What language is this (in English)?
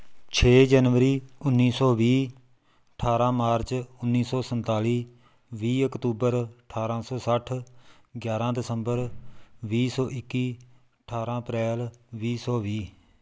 Punjabi